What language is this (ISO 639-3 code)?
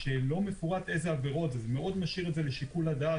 heb